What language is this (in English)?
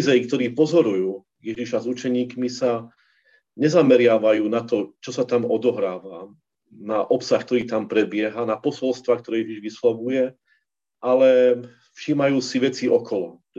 Slovak